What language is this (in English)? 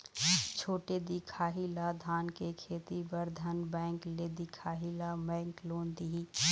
Chhattisgarhi